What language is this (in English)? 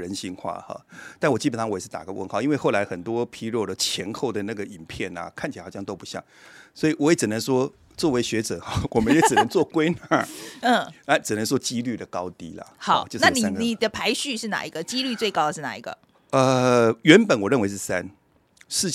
Chinese